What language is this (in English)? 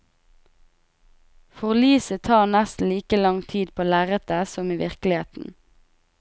Norwegian